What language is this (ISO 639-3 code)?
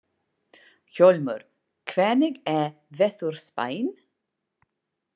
isl